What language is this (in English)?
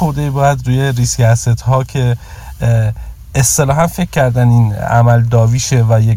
Persian